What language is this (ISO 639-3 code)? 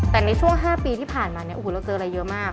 tha